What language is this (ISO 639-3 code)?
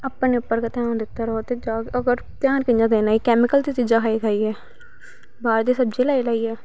doi